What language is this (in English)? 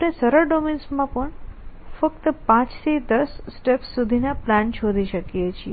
Gujarati